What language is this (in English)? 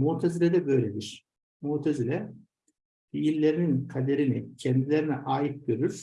Turkish